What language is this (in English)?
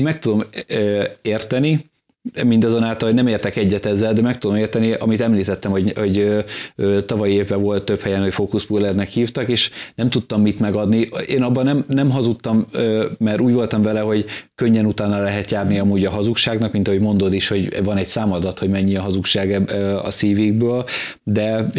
Hungarian